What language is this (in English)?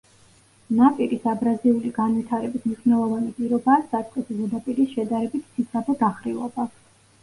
Georgian